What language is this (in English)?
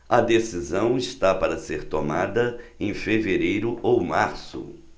Portuguese